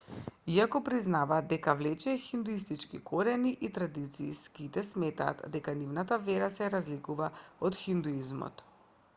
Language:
Macedonian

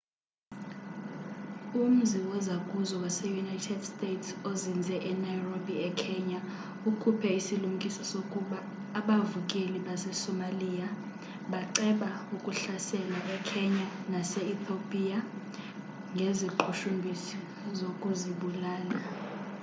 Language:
Xhosa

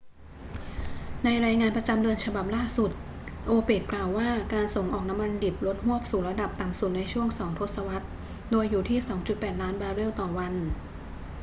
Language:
Thai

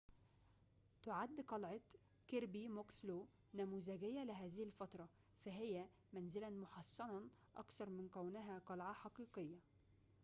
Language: Arabic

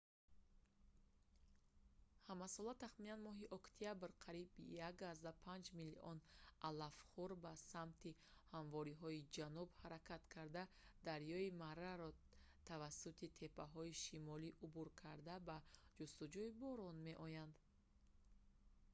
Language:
Tajik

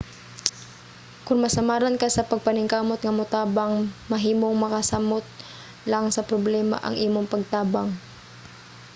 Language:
Cebuano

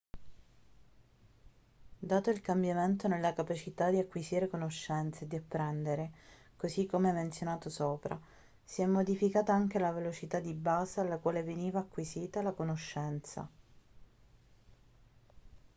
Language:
Italian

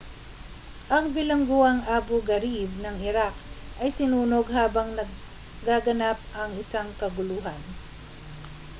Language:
Filipino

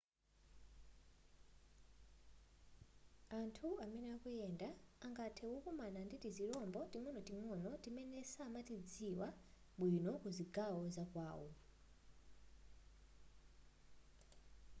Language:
Nyanja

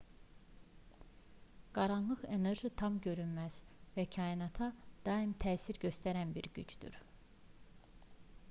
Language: Azerbaijani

